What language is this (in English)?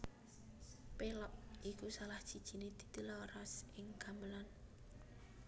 Javanese